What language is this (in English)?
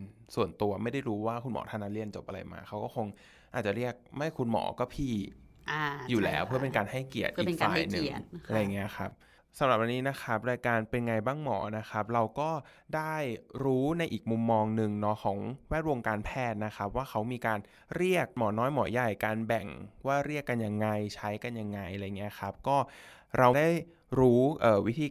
Thai